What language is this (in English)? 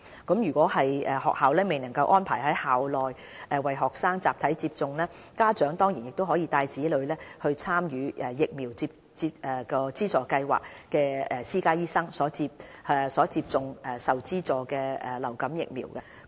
Cantonese